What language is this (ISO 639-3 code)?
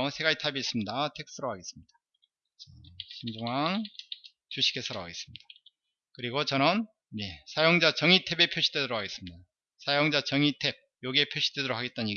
kor